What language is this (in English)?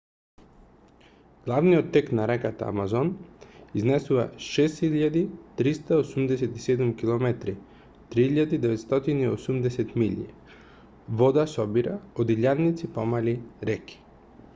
Macedonian